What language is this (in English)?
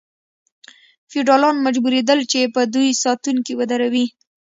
Pashto